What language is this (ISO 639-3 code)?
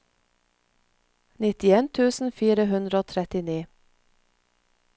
nor